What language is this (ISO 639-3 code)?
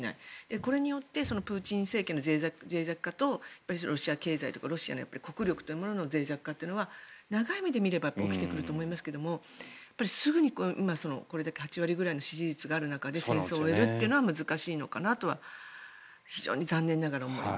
jpn